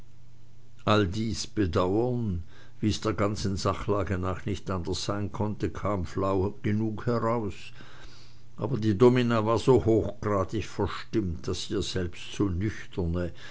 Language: German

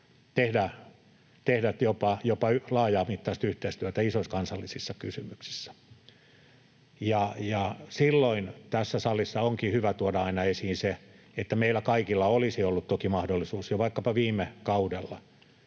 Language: Finnish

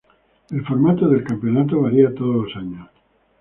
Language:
Spanish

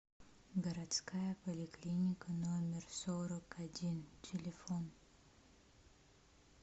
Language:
Russian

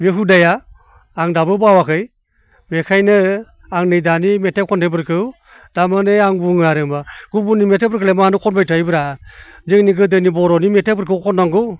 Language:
Bodo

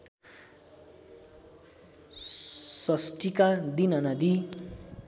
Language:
Nepali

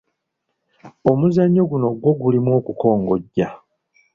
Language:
Ganda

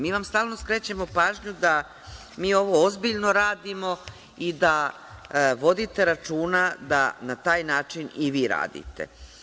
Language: Serbian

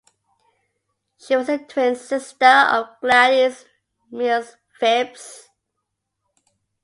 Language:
English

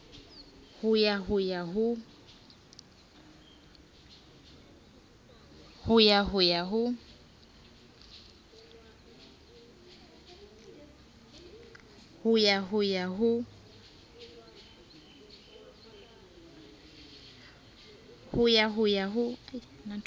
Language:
Southern Sotho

